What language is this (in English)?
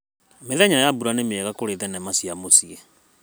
Kikuyu